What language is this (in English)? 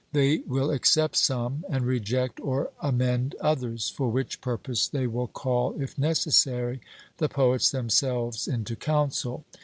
English